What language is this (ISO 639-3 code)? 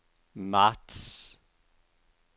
dan